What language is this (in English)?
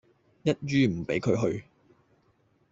Cantonese